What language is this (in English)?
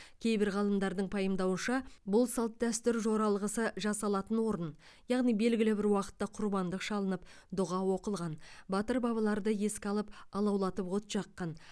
Kazakh